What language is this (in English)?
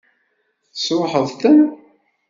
Kabyle